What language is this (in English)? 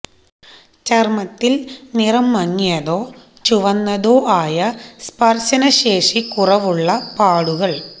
Malayalam